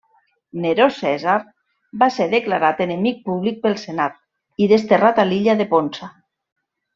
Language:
Catalan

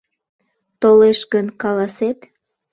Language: Mari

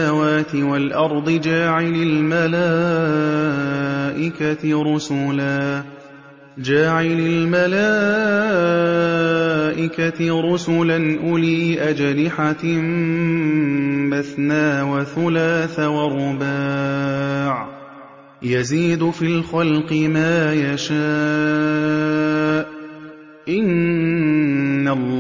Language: Arabic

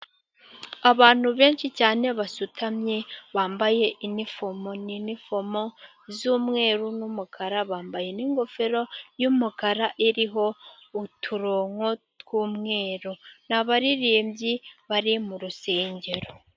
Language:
Kinyarwanda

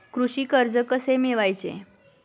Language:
Marathi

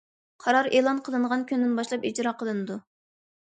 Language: Uyghur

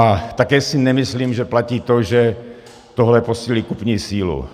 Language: Czech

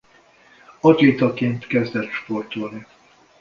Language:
Hungarian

